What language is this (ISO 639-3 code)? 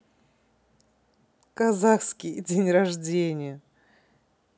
rus